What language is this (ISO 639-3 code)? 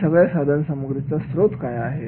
mar